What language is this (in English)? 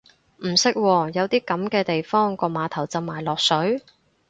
Cantonese